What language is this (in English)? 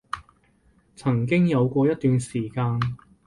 Cantonese